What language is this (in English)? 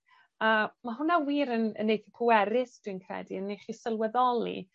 Welsh